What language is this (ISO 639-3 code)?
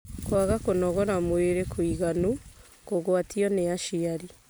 kik